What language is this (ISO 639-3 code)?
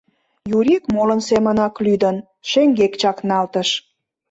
chm